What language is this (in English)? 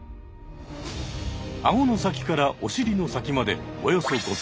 Japanese